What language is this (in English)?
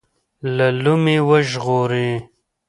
Pashto